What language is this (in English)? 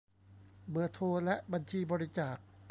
Thai